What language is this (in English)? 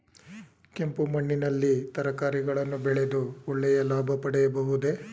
Kannada